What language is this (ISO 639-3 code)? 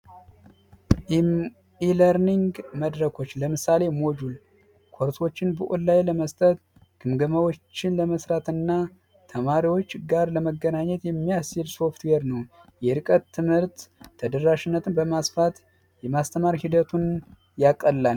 amh